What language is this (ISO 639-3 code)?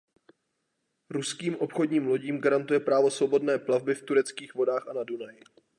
ces